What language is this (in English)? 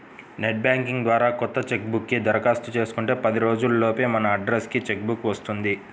Telugu